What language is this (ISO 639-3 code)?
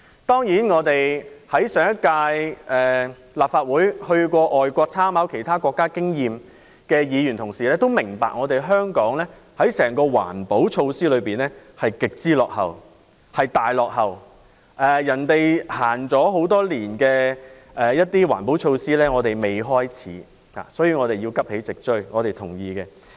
yue